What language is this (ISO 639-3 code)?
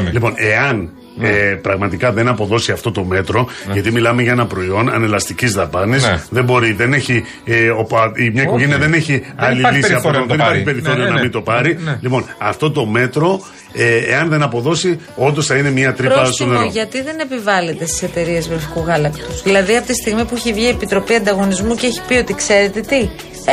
ell